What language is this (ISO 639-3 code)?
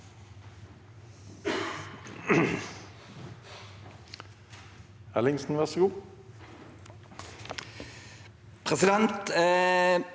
nor